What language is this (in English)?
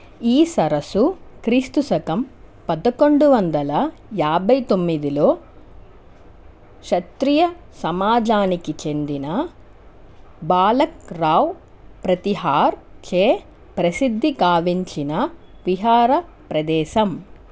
Telugu